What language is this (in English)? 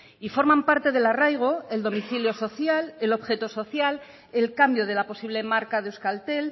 Spanish